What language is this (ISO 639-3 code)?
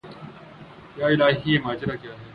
urd